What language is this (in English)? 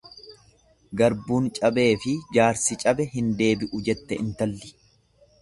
Oromo